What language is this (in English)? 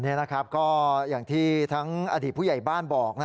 Thai